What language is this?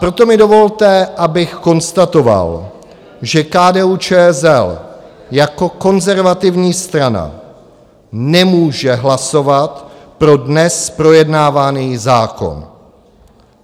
Czech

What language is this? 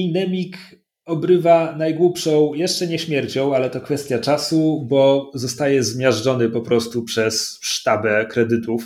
Polish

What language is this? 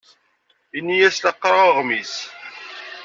Kabyle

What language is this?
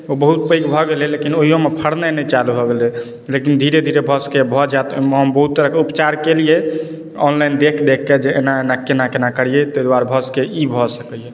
Maithili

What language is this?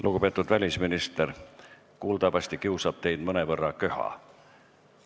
Estonian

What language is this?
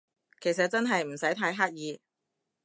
Cantonese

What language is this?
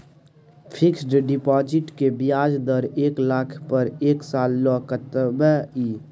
Maithili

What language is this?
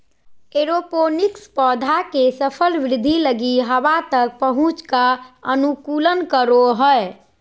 Magahi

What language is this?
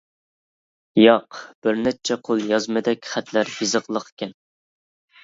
Uyghur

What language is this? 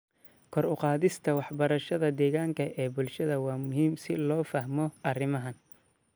Somali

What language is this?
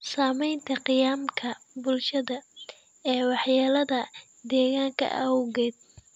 Somali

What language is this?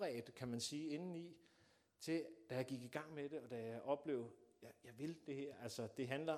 Danish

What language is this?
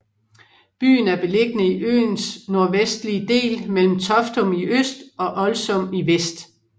Danish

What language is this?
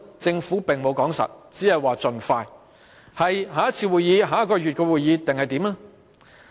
Cantonese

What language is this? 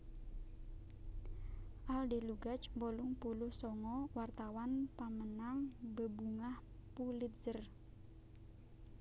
Javanese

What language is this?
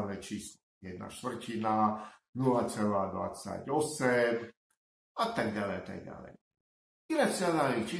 Slovak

